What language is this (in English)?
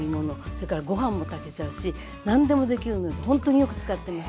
Japanese